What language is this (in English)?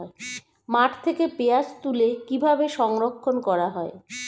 Bangla